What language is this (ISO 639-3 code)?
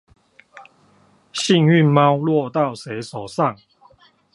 zho